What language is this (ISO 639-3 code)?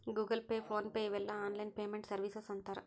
kan